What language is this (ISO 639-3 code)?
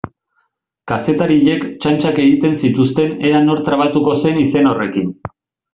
eus